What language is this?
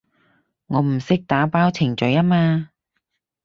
Cantonese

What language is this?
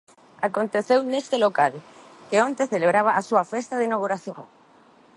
Galician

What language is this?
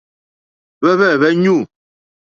Mokpwe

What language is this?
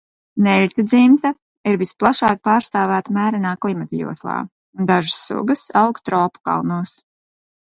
Latvian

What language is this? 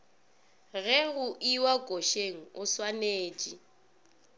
Northern Sotho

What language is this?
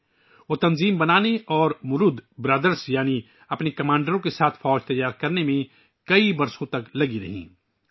Urdu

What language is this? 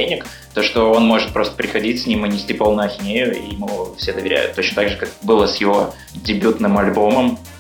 Russian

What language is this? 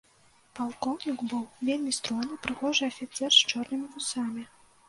Belarusian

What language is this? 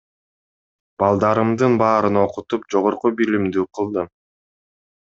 Kyrgyz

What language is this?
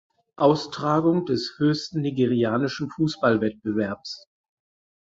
German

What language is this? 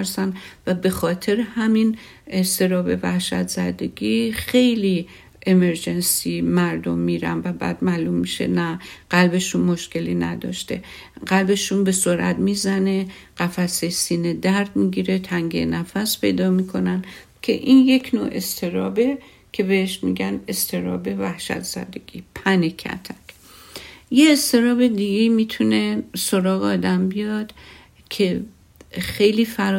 Persian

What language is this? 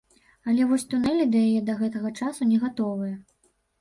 Belarusian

